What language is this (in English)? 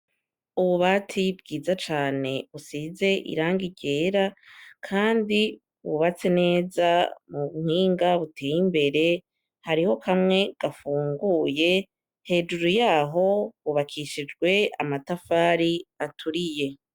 Rundi